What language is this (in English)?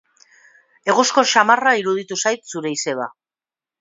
Basque